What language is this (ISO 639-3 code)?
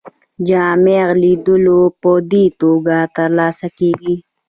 pus